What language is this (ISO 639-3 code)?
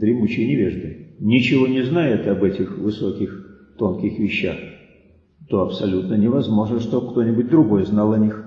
rus